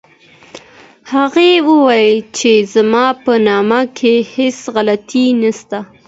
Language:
Pashto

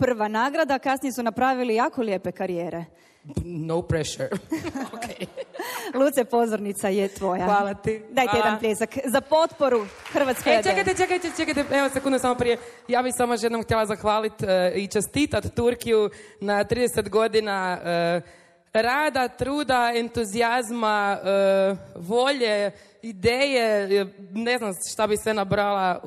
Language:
Croatian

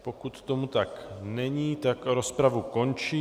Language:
Czech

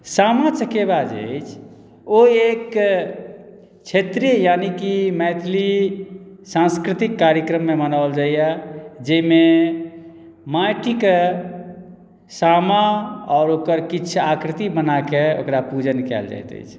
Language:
Maithili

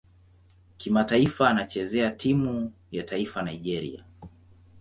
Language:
Swahili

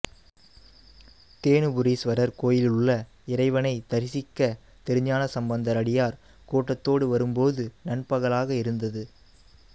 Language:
Tamil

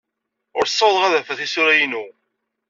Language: Kabyle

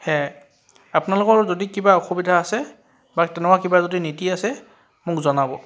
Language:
Assamese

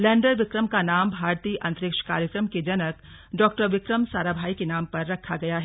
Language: Hindi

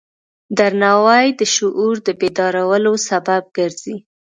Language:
Pashto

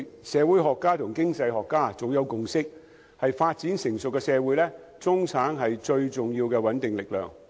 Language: Cantonese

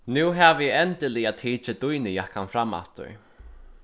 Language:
Faroese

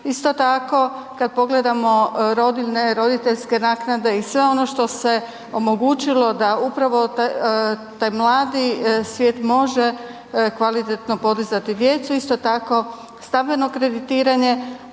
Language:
Croatian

